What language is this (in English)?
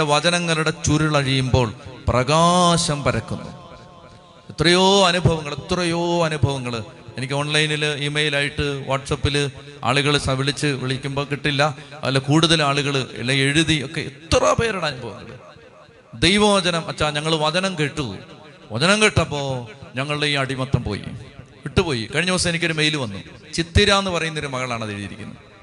Malayalam